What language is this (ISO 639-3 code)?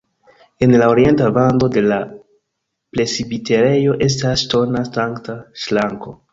epo